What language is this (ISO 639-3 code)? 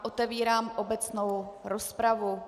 ces